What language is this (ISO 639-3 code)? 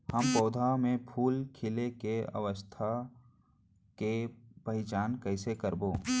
hne